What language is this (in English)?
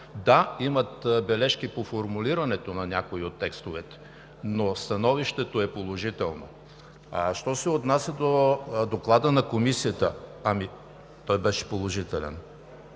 Bulgarian